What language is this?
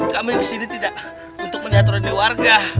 Indonesian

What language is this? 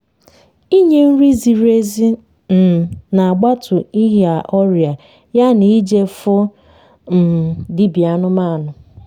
Igbo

